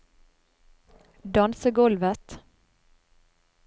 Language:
Norwegian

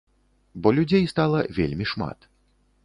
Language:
Belarusian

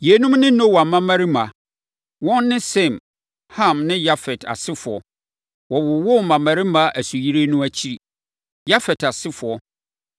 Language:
Akan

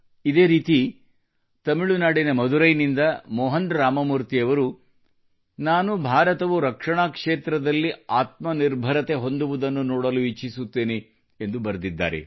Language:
Kannada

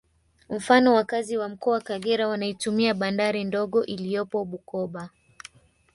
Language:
Swahili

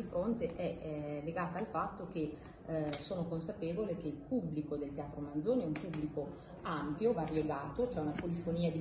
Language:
Italian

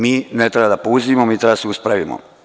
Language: Serbian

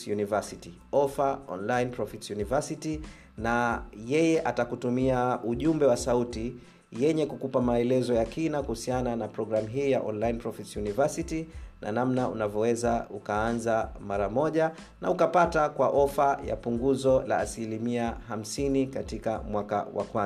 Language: Swahili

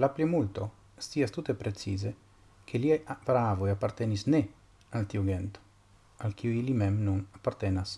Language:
Italian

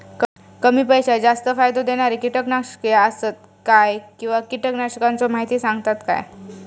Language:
Marathi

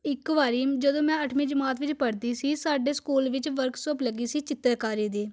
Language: Punjabi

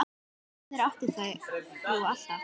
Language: Icelandic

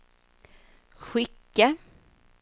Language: Swedish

